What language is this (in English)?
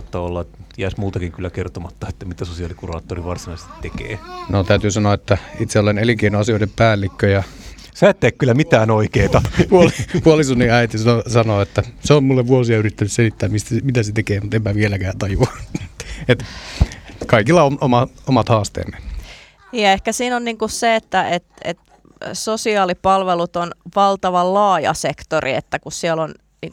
Finnish